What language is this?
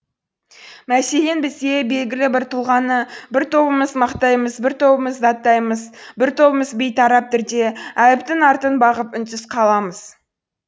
Kazakh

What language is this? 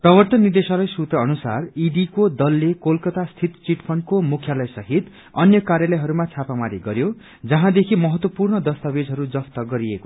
Nepali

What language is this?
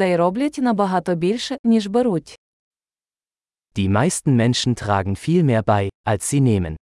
Ukrainian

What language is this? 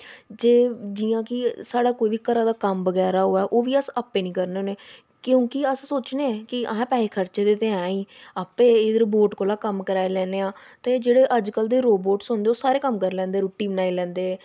Dogri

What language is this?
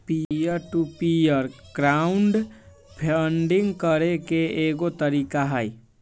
Magahi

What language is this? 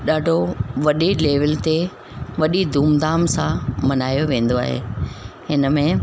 Sindhi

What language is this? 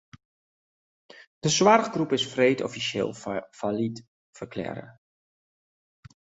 Western Frisian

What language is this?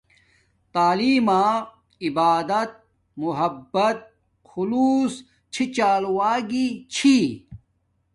Domaaki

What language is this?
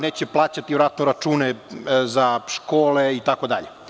Serbian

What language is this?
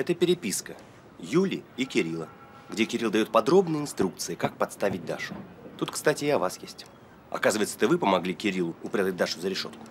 Russian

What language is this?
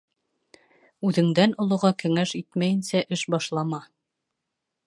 Bashkir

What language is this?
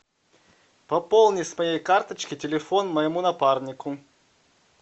Russian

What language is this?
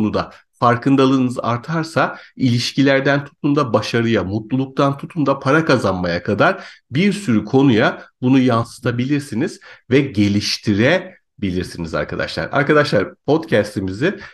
Turkish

